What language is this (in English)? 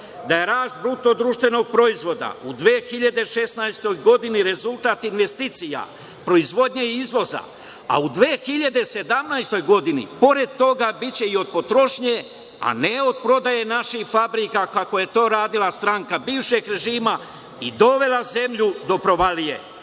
Serbian